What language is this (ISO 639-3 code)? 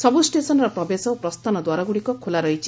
ori